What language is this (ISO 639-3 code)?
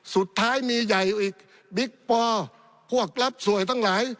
tha